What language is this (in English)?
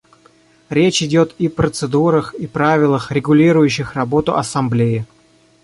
Russian